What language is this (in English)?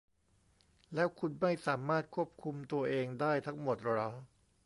Thai